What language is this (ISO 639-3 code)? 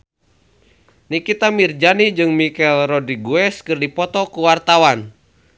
sun